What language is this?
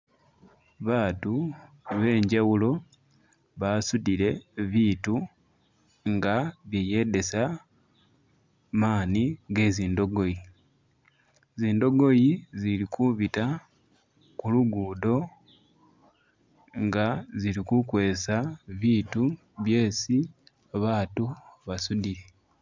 Masaaba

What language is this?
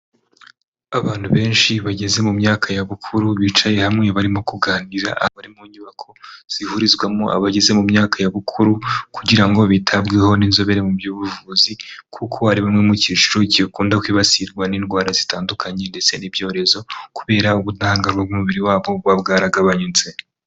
Kinyarwanda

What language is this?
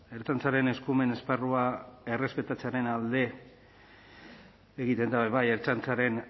Basque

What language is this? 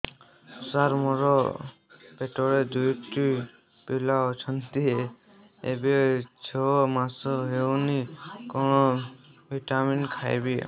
Odia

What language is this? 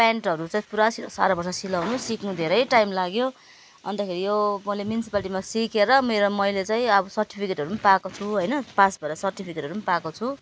Nepali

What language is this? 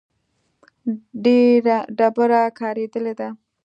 Pashto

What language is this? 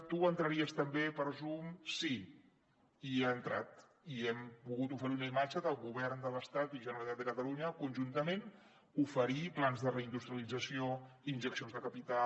Catalan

